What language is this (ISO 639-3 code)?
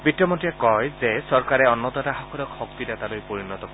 asm